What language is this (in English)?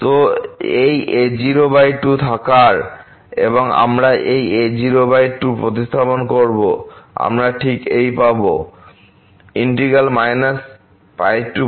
Bangla